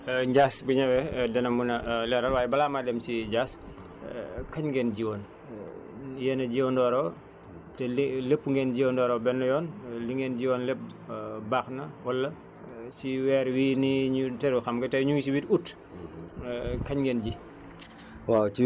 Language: Wolof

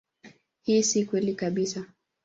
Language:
Swahili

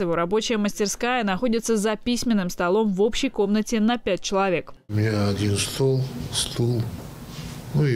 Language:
Russian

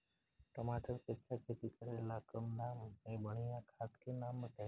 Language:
Bhojpuri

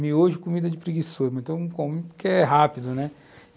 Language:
Portuguese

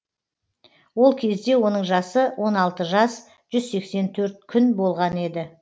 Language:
Kazakh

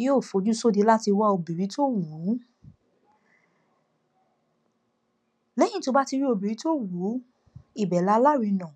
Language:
Yoruba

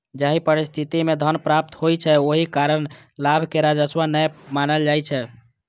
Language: Maithili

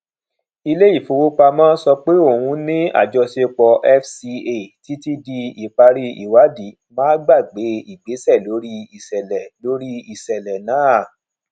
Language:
Yoruba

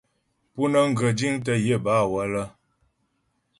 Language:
Ghomala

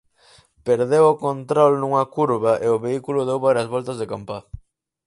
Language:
Galician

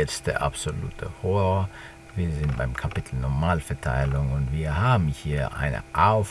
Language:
German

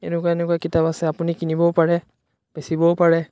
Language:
Assamese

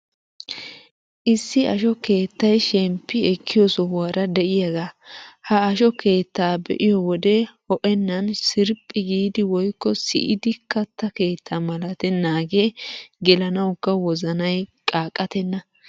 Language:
Wolaytta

